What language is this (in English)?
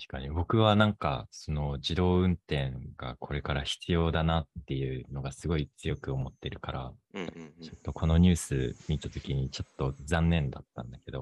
Japanese